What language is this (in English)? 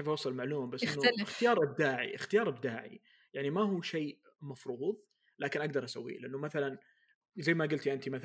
Arabic